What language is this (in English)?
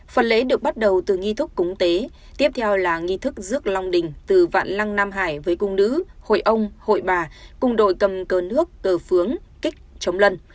Vietnamese